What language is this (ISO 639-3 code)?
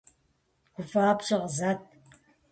kbd